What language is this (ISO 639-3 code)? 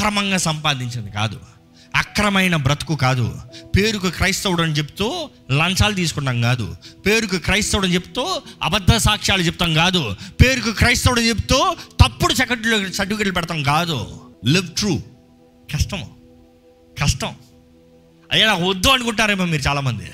tel